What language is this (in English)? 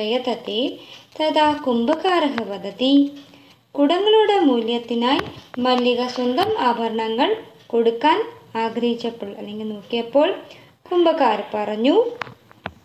Malayalam